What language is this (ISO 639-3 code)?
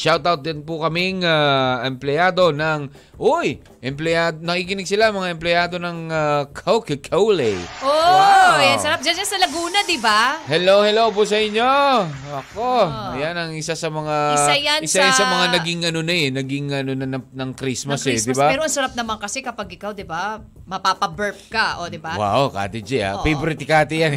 fil